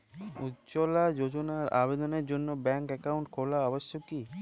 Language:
Bangla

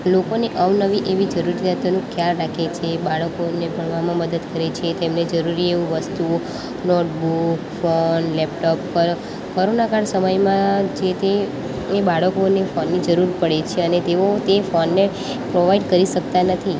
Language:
Gujarati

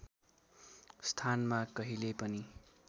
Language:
Nepali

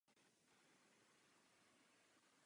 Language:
Czech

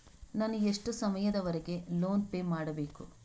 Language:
Kannada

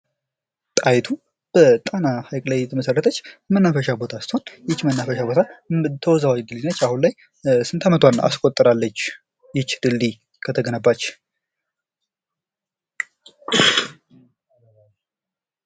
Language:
Amharic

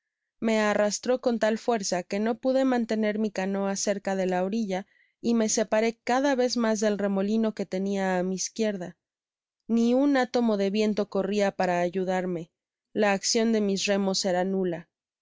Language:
Spanish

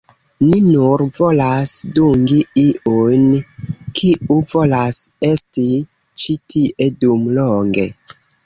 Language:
Esperanto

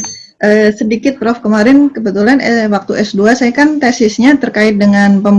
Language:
Indonesian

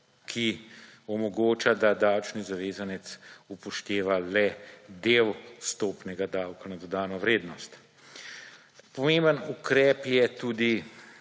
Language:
Slovenian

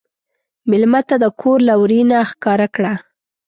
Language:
Pashto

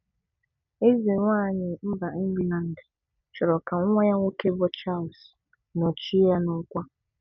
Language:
Igbo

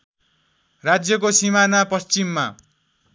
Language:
Nepali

